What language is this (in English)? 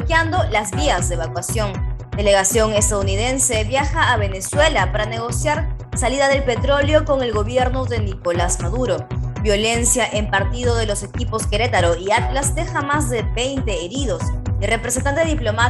Spanish